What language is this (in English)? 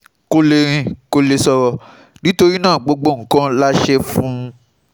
Yoruba